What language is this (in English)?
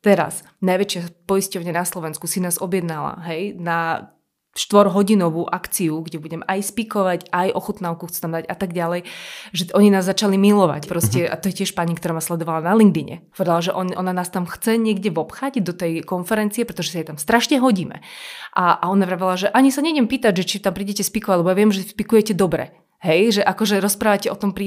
Slovak